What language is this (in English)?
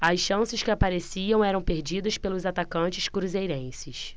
Portuguese